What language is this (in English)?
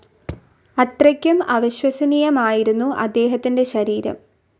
Malayalam